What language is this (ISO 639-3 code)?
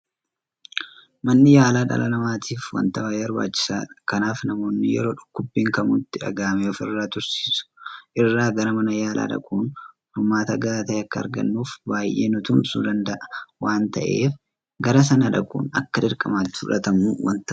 orm